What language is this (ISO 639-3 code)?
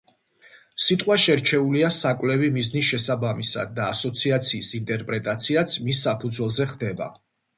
kat